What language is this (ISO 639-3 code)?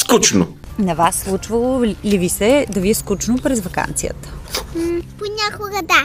bul